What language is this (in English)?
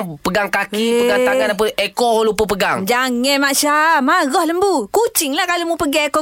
Malay